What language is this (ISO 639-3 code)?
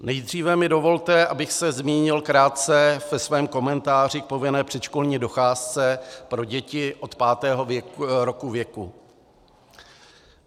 ces